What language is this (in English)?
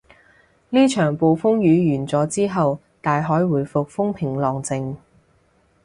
Cantonese